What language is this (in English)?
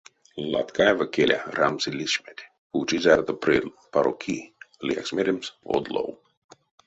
Erzya